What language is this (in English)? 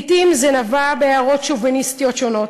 Hebrew